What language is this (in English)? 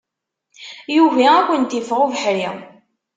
Kabyle